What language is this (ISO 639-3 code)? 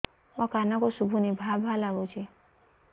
ori